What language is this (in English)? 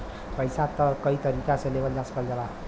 Bhojpuri